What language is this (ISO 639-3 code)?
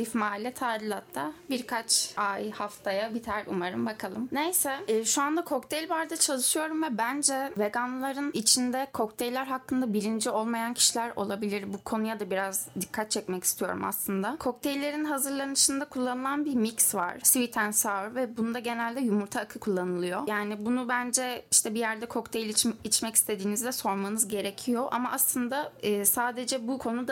tur